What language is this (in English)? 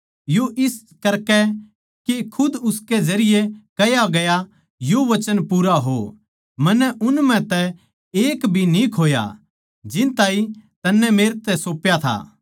Haryanvi